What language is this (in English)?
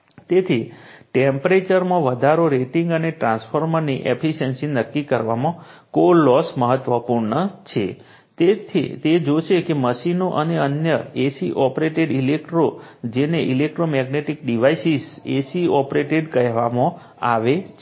Gujarati